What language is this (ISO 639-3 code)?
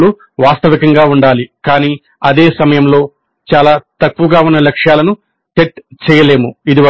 tel